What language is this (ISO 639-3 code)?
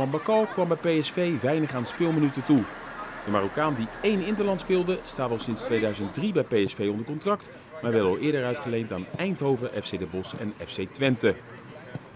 nld